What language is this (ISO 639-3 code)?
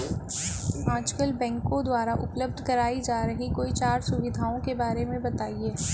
hin